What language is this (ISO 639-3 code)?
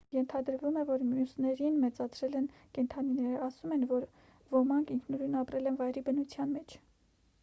hye